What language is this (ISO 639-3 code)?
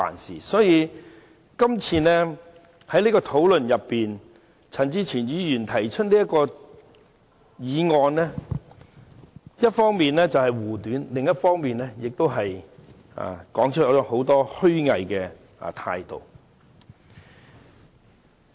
yue